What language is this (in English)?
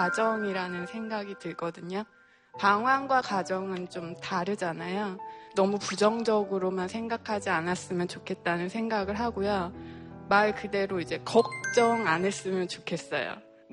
Korean